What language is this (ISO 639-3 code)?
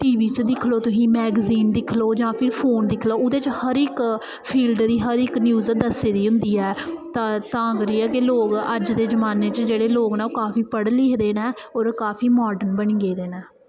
doi